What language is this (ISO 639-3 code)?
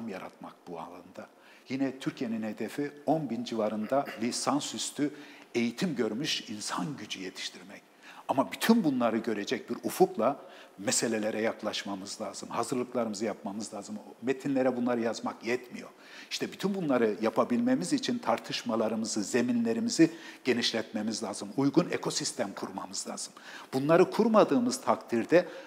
tur